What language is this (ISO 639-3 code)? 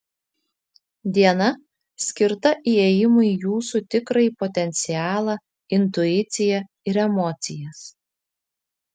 lit